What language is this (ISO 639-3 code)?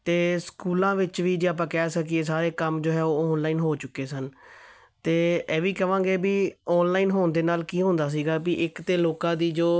pan